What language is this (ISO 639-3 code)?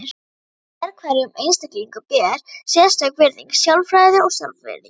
isl